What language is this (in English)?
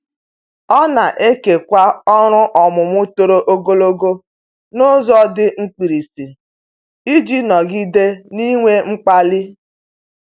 Igbo